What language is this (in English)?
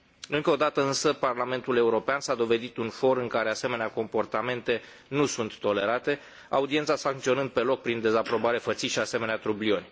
Romanian